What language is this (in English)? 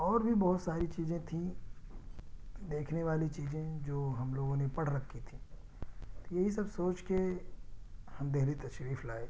Urdu